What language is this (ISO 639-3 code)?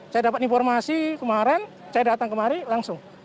ind